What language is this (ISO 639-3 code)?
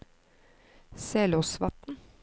nor